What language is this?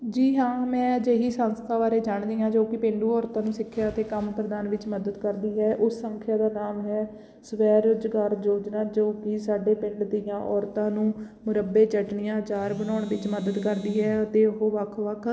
Punjabi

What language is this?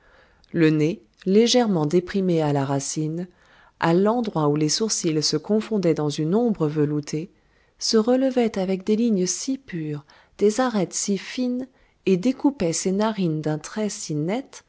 French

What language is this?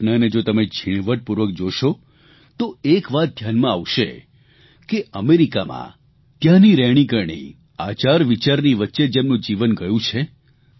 Gujarati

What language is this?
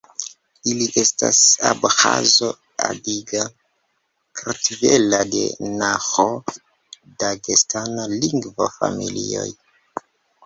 Esperanto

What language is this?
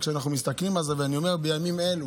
Hebrew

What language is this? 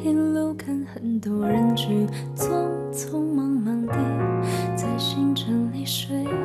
Chinese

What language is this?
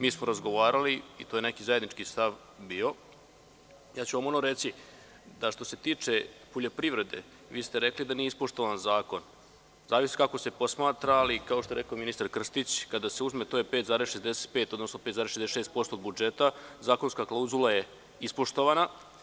Serbian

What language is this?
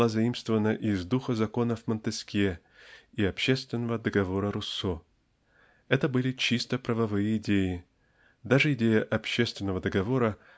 Russian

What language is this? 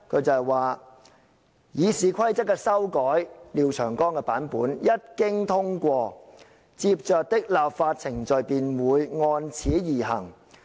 Cantonese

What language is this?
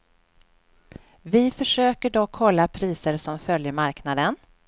Swedish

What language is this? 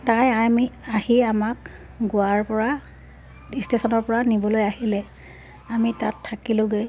Assamese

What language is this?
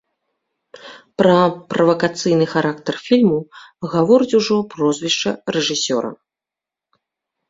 Belarusian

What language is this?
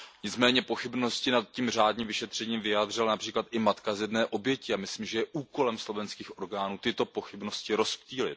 Czech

